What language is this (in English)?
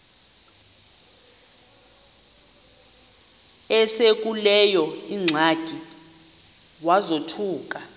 Xhosa